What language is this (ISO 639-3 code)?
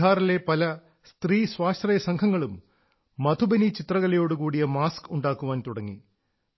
mal